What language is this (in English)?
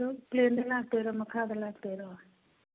Manipuri